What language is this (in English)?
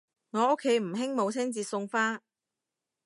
Cantonese